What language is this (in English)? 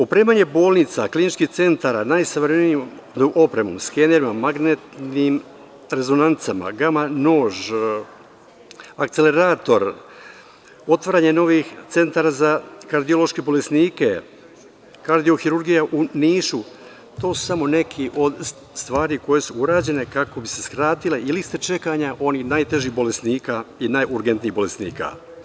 Serbian